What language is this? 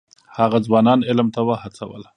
Pashto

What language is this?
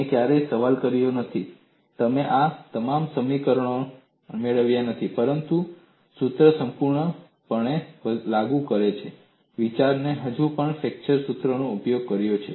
Gujarati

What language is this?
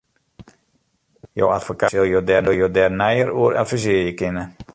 Western Frisian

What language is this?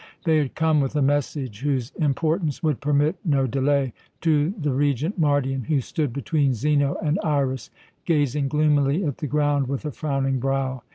English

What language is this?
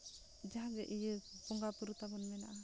Santali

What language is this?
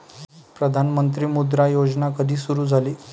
Marathi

